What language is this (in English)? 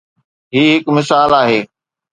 Sindhi